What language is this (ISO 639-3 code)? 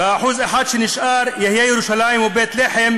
heb